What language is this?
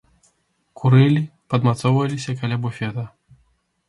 Belarusian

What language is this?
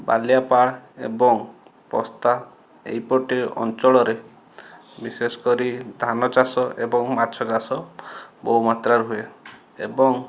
Odia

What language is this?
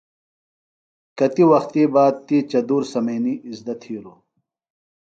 Phalura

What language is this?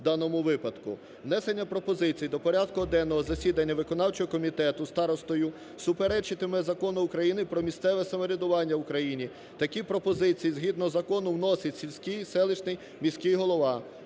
Ukrainian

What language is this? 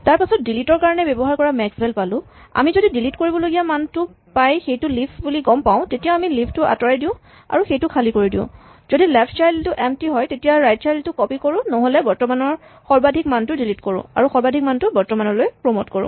Assamese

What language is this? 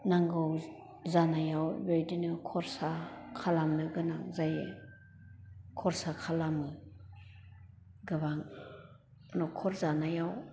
Bodo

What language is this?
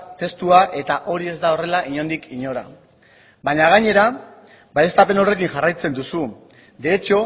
Basque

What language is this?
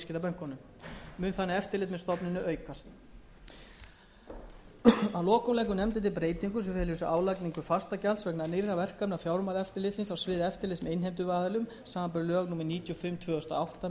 Icelandic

